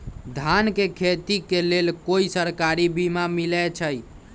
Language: Magahi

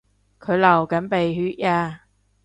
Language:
Cantonese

